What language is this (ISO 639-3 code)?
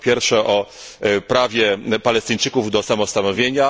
pol